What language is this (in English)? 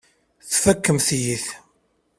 Kabyle